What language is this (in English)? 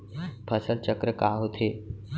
Chhattisgarhi